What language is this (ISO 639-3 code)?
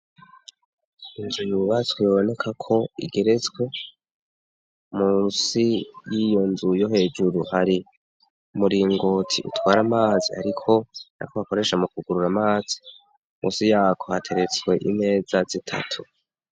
run